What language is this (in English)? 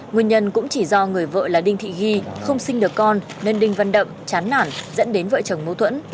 Vietnamese